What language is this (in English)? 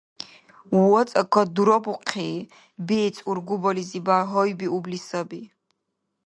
Dargwa